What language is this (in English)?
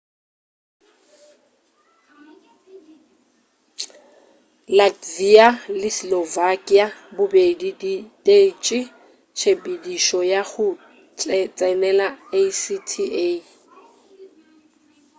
Northern Sotho